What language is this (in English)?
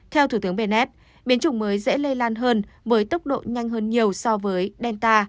Vietnamese